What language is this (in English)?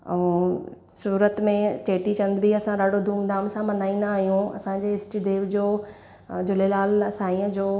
Sindhi